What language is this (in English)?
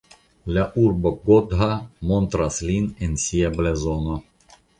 Esperanto